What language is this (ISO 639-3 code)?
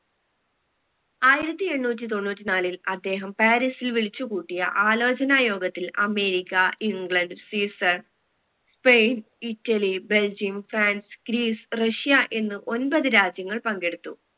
mal